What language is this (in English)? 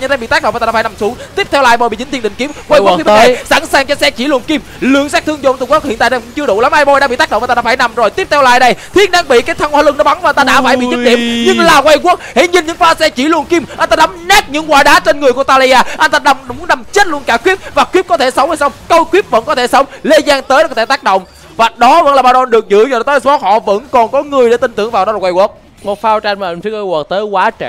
Vietnamese